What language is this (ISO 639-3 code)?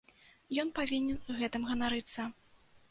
bel